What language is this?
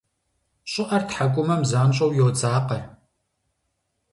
Kabardian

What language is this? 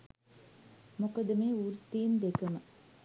Sinhala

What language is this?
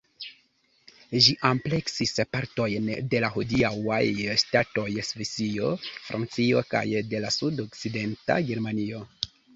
Esperanto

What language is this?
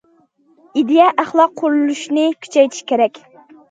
Uyghur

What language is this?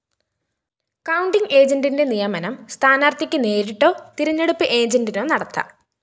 Malayalam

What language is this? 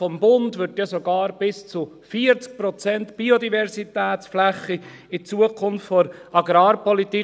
Swiss German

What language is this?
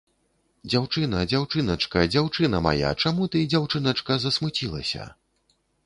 Belarusian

